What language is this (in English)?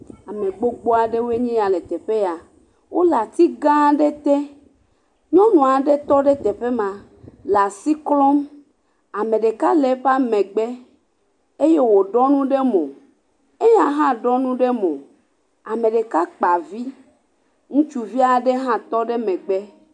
Ewe